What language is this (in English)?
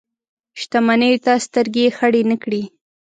Pashto